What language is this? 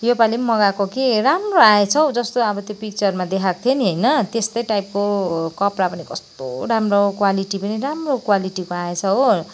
Nepali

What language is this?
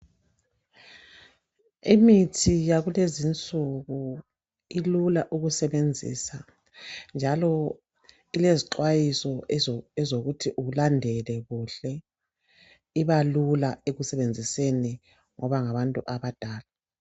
North Ndebele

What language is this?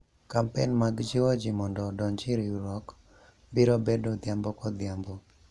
Luo (Kenya and Tanzania)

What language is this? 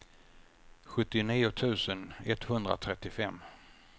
Swedish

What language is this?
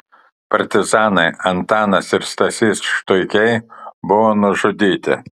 Lithuanian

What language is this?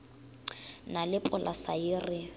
Northern Sotho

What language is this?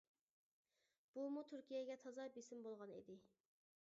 Uyghur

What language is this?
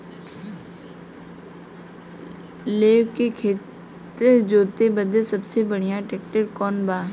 Bhojpuri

